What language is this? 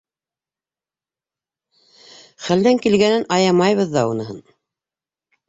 Bashkir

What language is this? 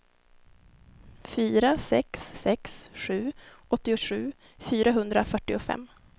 Swedish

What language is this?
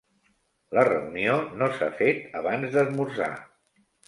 Catalan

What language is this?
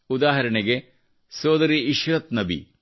Kannada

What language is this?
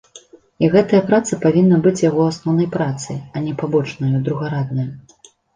Belarusian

